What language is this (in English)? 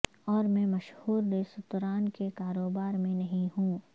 Urdu